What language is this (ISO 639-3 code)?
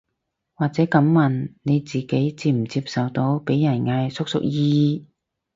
yue